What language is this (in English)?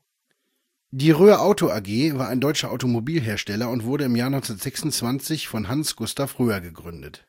German